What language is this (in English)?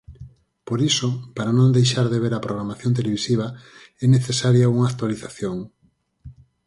Galician